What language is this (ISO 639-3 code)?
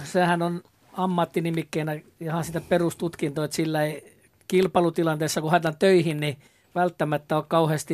fin